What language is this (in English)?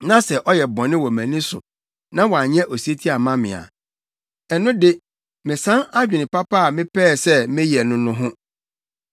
Akan